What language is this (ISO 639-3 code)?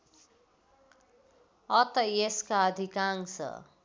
nep